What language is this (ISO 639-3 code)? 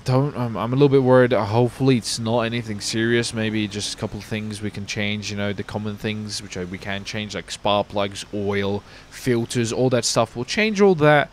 eng